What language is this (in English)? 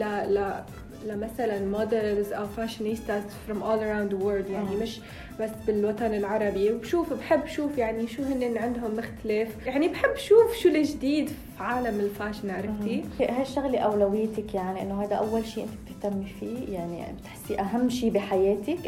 Arabic